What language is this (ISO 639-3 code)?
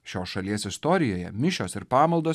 lit